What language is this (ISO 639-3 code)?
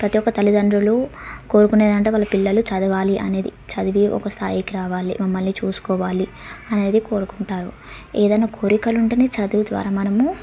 tel